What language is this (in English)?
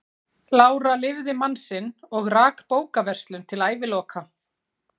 Icelandic